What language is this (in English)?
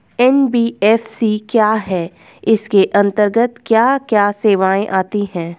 Hindi